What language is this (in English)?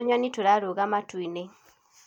Kikuyu